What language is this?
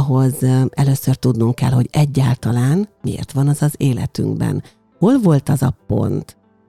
Hungarian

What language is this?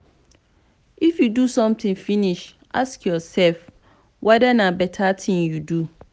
Nigerian Pidgin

